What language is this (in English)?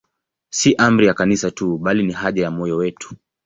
Swahili